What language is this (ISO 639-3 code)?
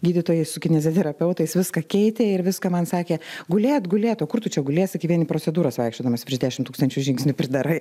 lit